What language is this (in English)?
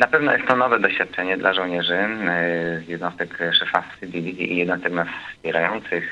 Polish